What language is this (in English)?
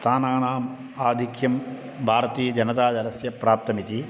Sanskrit